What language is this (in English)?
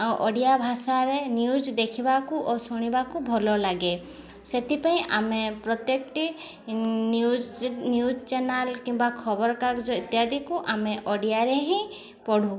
Odia